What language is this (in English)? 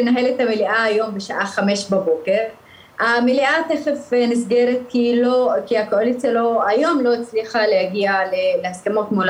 Hebrew